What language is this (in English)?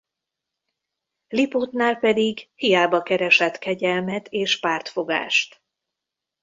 Hungarian